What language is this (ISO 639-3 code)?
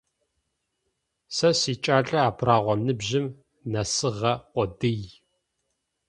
ady